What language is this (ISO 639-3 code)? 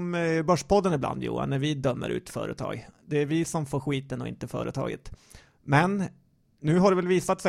swe